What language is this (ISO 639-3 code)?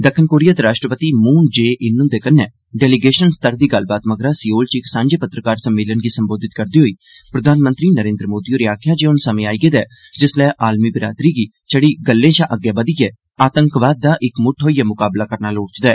doi